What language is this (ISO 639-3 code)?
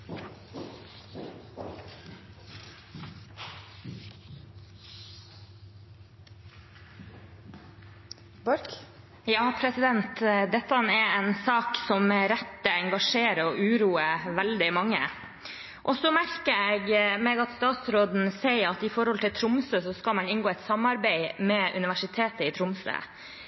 nor